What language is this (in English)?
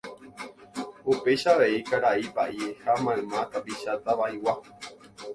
Guarani